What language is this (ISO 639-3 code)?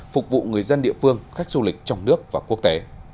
vie